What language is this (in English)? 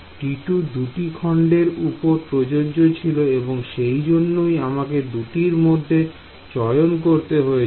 Bangla